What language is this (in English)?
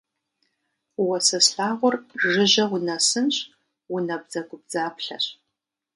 Kabardian